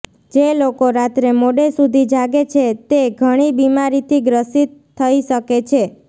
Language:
Gujarati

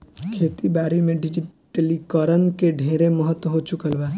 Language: Bhojpuri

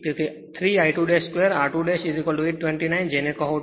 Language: Gujarati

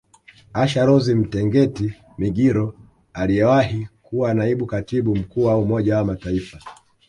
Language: Swahili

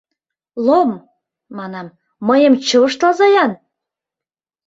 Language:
Mari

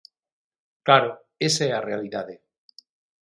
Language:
Galician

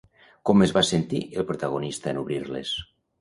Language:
Catalan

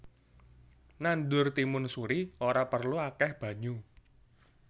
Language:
Javanese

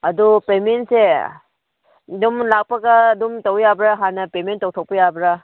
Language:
Manipuri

